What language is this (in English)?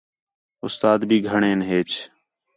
Khetrani